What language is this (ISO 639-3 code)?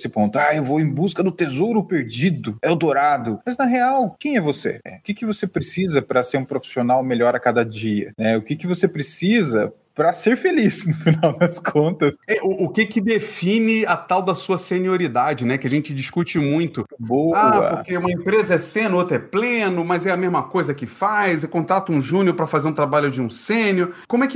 por